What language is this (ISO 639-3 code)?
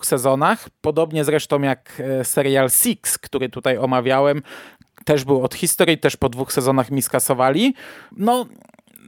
pol